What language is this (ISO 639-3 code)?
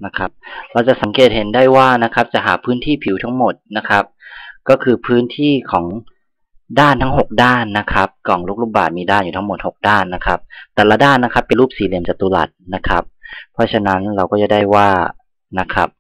tha